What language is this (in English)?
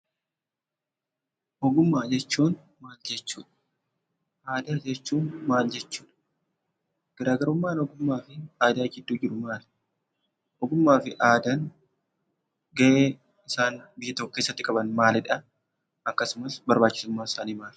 Oromo